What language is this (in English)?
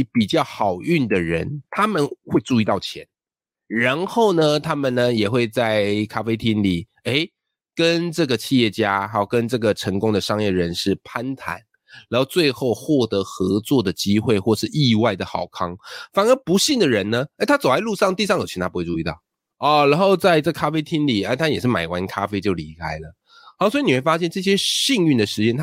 Chinese